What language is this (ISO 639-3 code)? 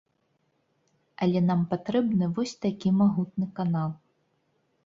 bel